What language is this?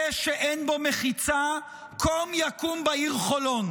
Hebrew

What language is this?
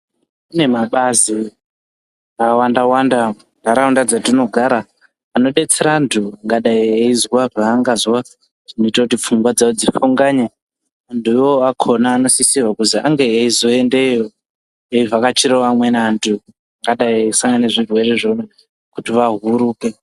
Ndau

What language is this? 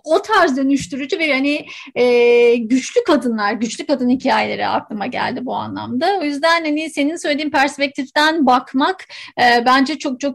Turkish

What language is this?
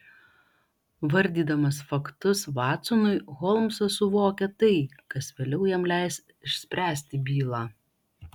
Lithuanian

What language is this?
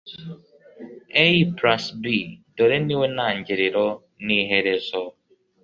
Kinyarwanda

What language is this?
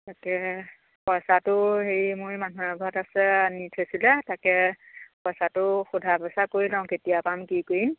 Assamese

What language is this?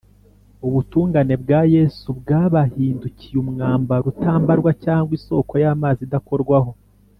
Kinyarwanda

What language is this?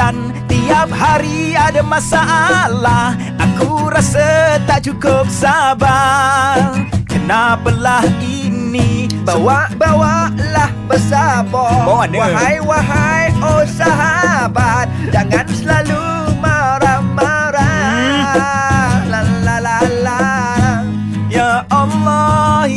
Malay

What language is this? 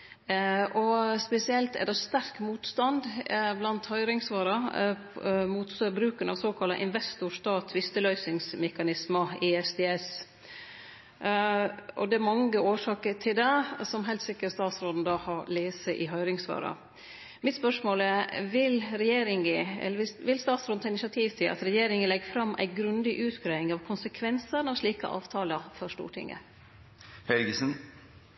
Norwegian Nynorsk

